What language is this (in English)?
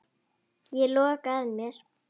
Icelandic